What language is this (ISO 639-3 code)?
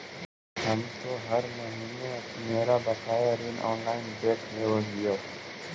mag